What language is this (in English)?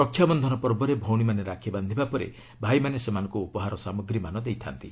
Odia